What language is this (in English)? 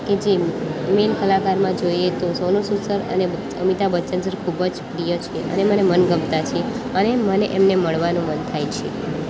Gujarati